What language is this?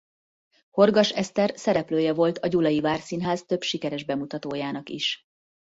Hungarian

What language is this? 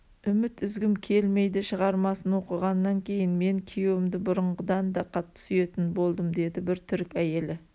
Kazakh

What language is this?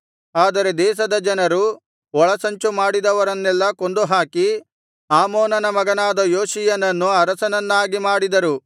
Kannada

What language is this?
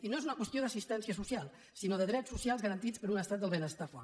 Catalan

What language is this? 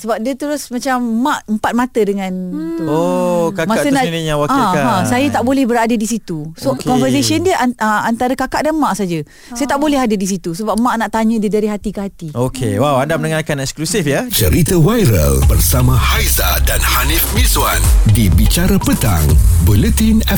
Malay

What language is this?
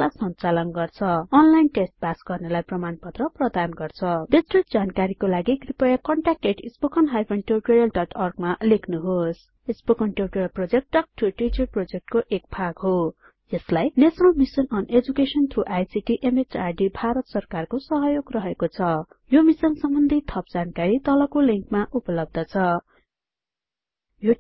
Nepali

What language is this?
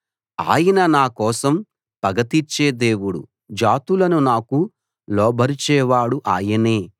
Telugu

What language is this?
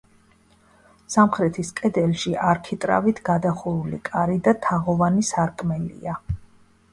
Georgian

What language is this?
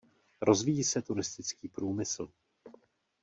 Czech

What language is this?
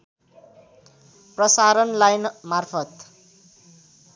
Nepali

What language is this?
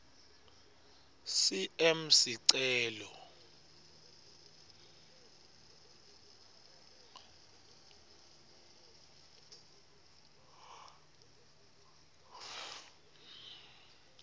Swati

